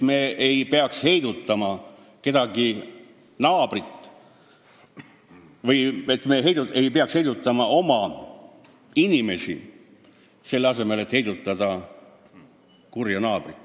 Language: Estonian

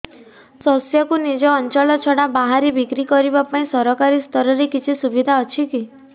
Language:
Odia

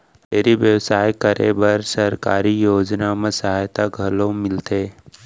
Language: Chhattisgarhi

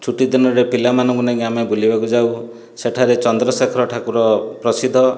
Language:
Odia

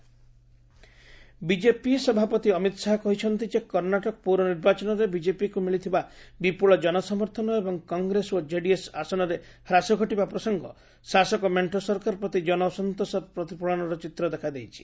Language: Odia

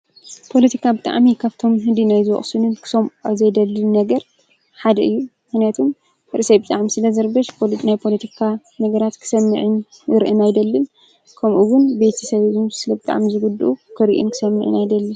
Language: Tigrinya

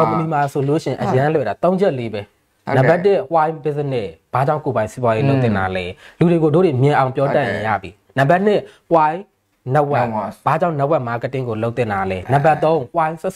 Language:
Thai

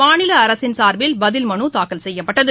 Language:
Tamil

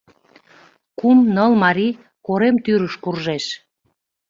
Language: Mari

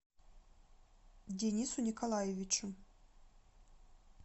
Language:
Russian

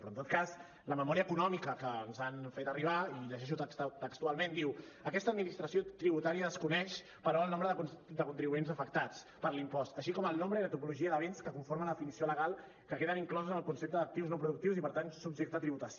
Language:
Catalan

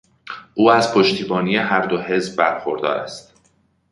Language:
Persian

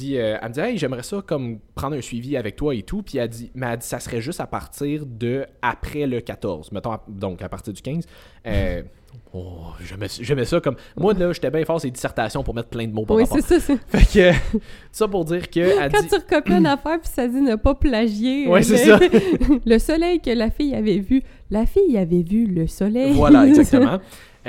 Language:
French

